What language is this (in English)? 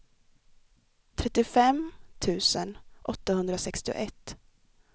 Swedish